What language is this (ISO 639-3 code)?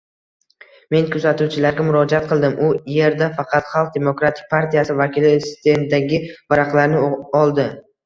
uzb